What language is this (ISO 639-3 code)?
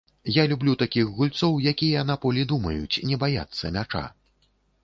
bel